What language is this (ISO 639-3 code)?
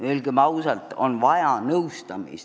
est